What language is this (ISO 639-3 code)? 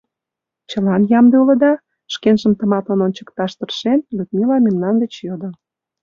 chm